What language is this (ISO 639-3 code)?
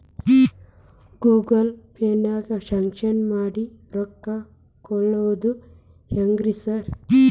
kan